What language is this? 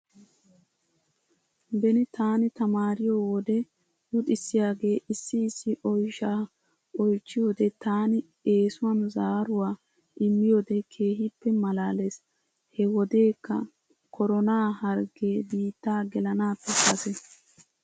Wolaytta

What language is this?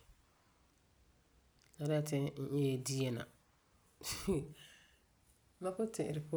Frafra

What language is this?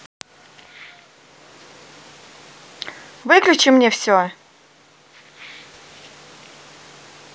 Russian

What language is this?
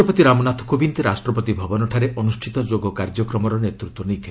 Odia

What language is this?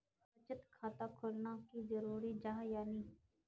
Magahi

